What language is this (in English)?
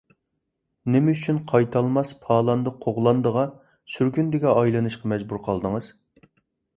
Uyghur